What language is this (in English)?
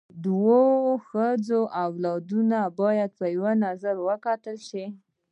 Pashto